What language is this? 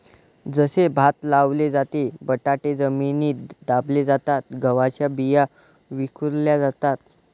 Marathi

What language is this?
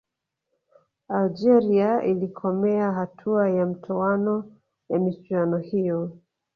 Swahili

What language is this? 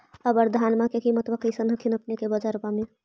Magahi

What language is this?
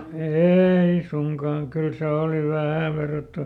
Finnish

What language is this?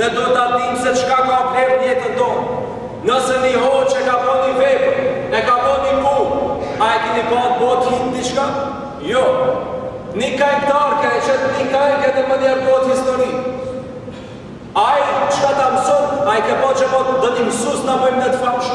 Romanian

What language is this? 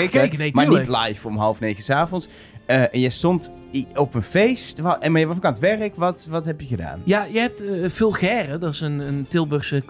Dutch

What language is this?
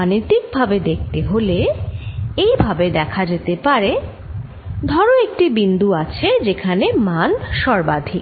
Bangla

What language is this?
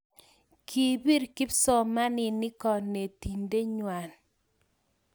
Kalenjin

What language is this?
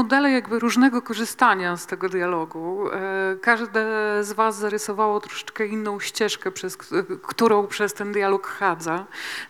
Polish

